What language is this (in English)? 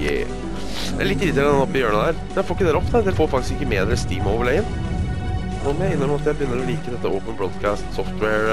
Norwegian